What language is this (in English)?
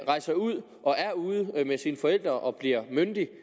Danish